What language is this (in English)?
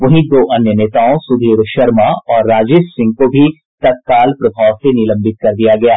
Hindi